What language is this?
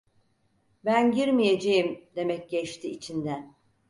Turkish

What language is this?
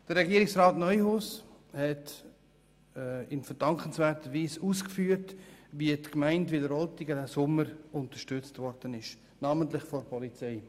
Swiss German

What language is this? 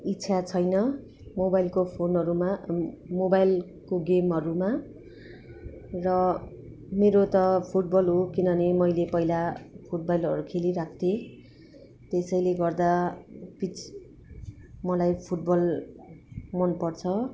Nepali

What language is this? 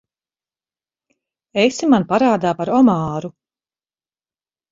Latvian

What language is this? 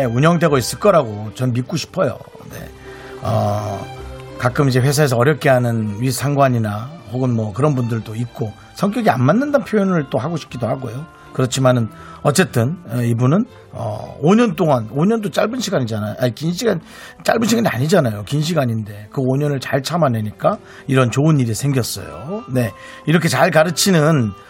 Korean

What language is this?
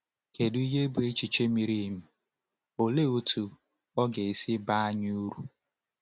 Igbo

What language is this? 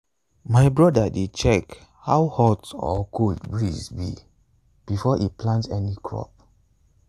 Nigerian Pidgin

